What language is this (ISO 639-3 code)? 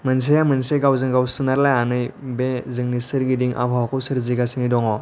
brx